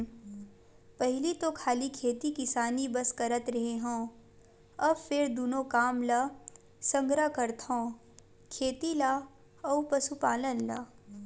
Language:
Chhattisgarhi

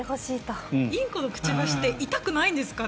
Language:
Japanese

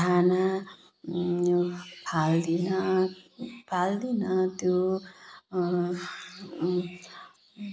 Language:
Nepali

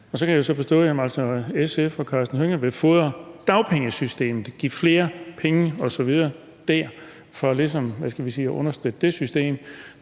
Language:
Danish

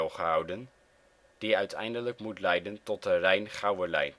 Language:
Dutch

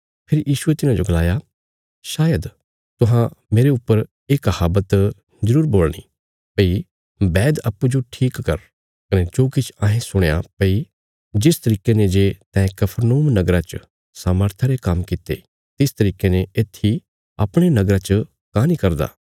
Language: Bilaspuri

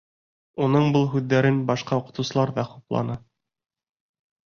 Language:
Bashkir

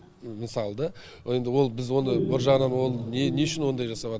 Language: Kazakh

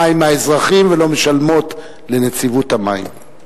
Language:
Hebrew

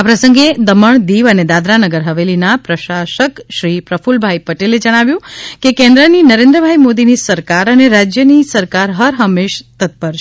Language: Gujarati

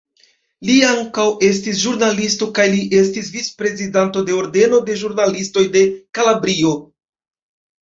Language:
Esperanto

